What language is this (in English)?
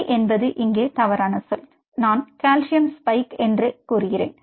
Tamil